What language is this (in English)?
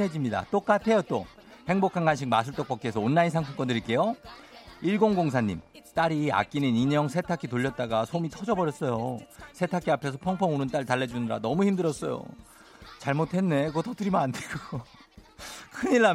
Korean